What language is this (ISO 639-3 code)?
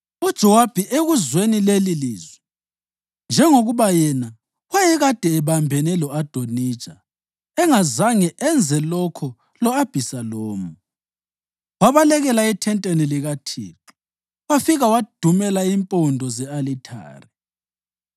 nde